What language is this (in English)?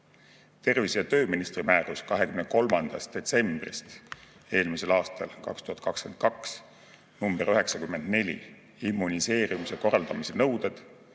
Estonian